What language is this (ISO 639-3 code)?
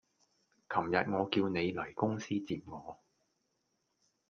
yue